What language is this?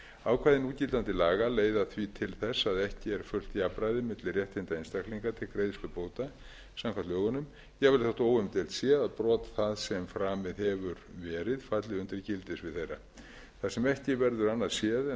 Icelandic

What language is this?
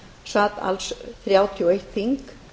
Icelandic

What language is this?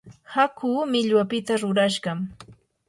Yanahuanca Pasco Quechua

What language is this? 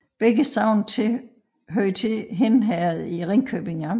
Danish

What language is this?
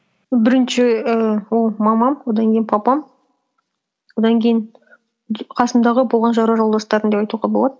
Kazakh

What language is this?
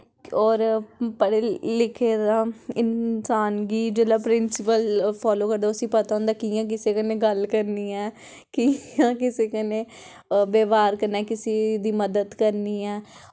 Dogri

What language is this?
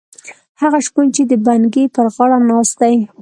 Pashto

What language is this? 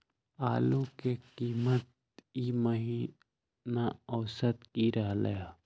Magahi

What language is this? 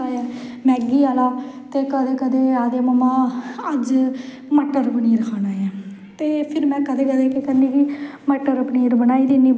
Dogri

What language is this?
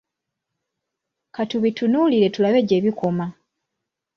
Ganda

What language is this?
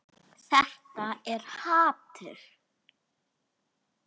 Icelandic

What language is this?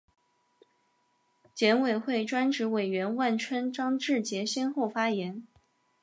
Chinese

